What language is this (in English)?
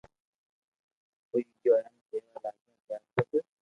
Loarki